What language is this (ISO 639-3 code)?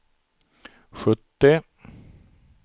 swe